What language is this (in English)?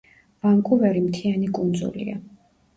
Georgian